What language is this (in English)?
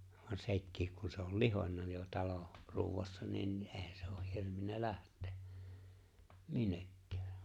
Finnish